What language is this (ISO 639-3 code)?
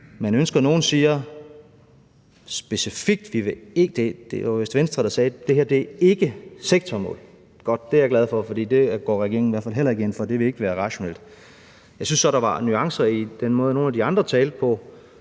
dan